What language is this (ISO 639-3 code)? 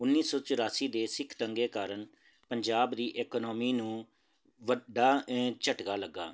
pan